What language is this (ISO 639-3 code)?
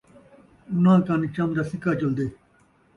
skr